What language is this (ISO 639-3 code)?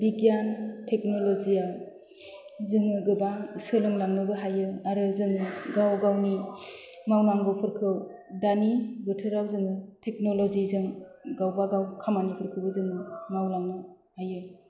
brx